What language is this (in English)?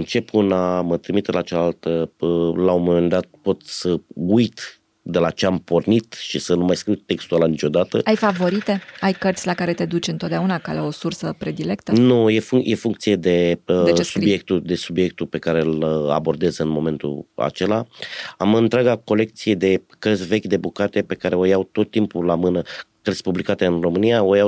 Romanian